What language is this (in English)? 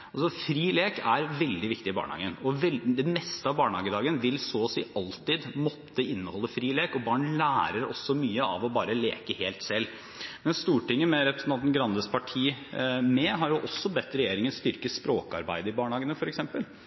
Norwegian Bokmål